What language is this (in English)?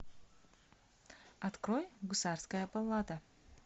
Russian